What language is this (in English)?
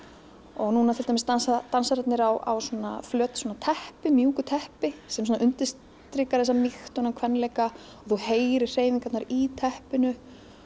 Icelandic